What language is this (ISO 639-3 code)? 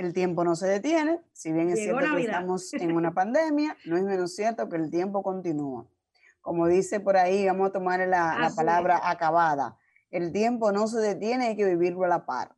spa